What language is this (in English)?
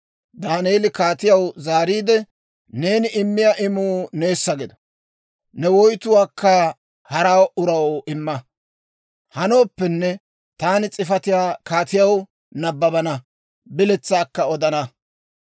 Dawro